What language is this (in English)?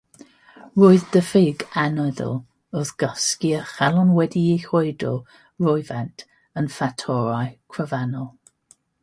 Welsh